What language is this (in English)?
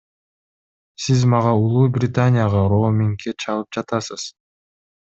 Kyrgyz